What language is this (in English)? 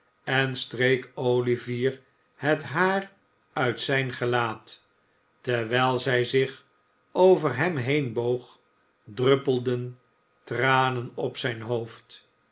Dutch